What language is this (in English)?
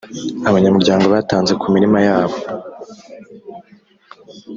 Kinyarwanda